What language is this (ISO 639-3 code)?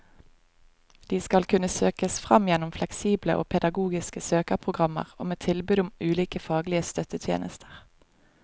nor